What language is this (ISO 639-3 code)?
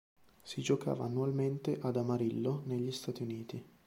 ita